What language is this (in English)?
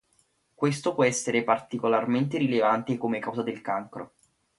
Italian